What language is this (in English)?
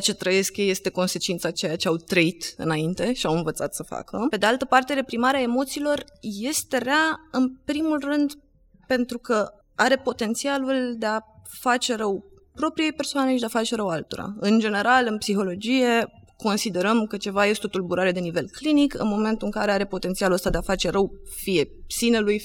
Romanian